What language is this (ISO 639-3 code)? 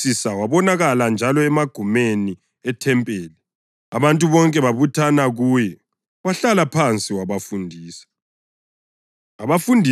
nde